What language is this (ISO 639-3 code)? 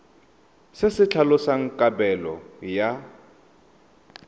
tsn